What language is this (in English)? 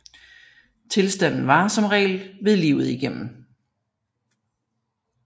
Danish